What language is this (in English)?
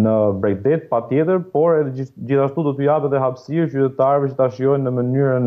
Romanian